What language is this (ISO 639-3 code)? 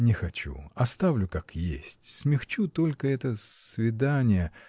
rus